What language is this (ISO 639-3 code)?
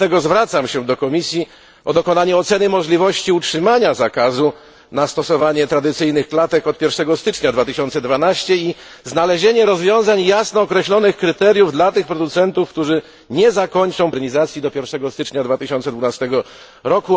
pol